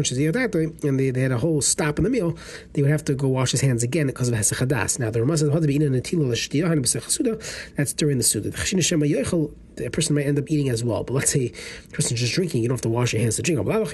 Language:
English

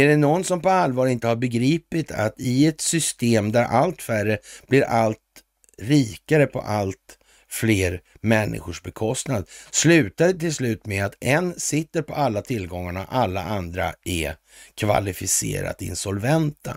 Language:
Swedish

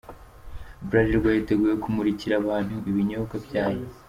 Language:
Kinyarwanda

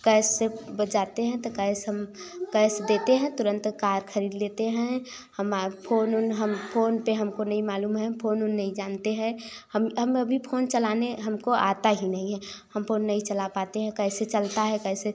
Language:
Hindi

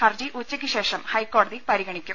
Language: Malayalam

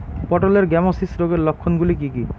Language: Bangla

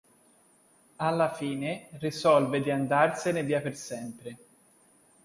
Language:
Italian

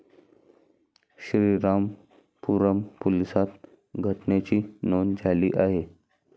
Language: Marathi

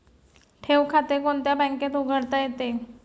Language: Marathi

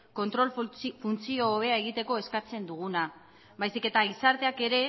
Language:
Basque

